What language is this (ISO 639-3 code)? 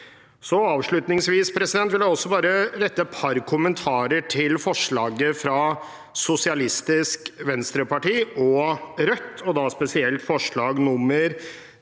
nor